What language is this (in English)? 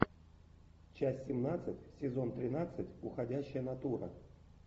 Russian